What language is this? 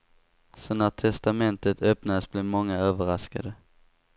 Swedish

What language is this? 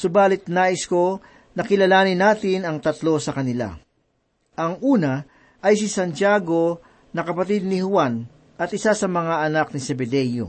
Filipino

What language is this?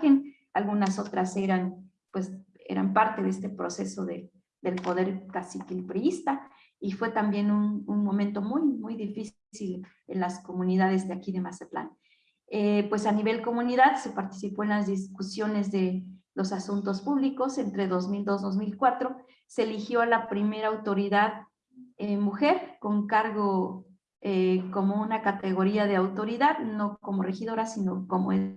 Spanish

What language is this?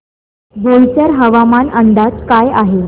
Marathi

